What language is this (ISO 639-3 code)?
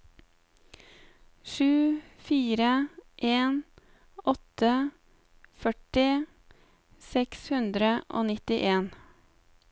nor